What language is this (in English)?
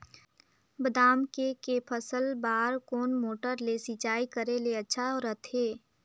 Chhattisgarhi